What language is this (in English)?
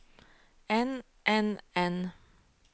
Norwegian